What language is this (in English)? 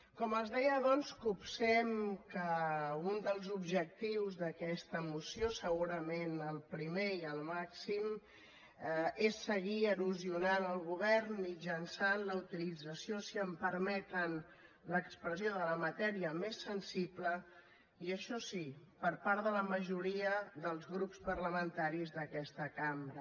Catalan